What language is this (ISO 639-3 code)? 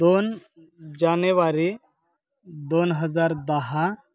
mar